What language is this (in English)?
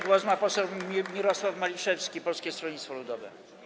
Polish